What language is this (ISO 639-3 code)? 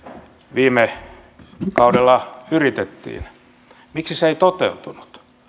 fin